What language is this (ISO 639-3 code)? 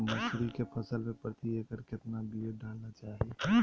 mag